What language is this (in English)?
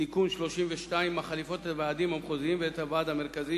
Hebrew